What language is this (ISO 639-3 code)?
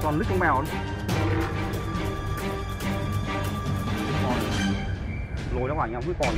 vie